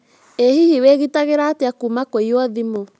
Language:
Kikuyu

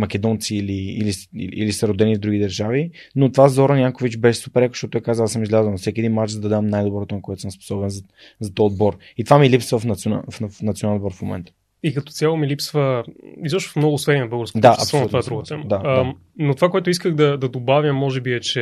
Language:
Bulgarian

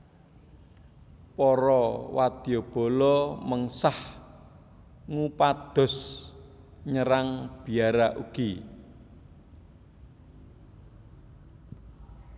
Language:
Javanese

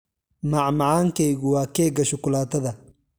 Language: Somali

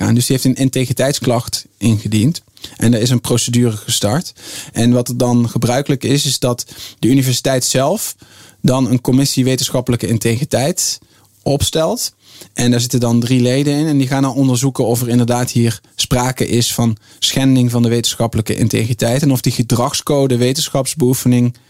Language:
Dutch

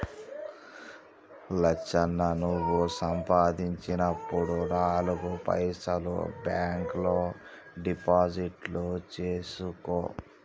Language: Telugu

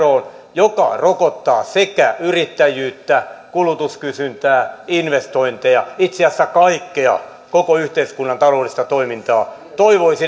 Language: Finnish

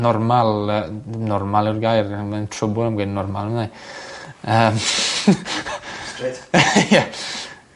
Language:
Welsh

